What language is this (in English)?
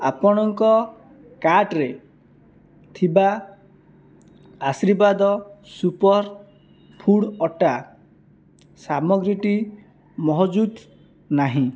Odia